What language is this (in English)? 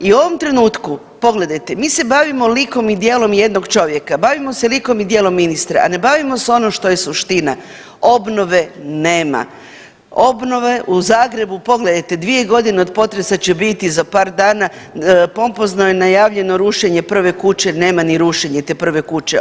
Croatian